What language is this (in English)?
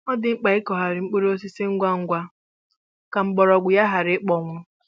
Igbo